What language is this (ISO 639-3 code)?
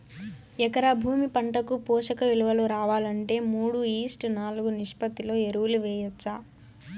tel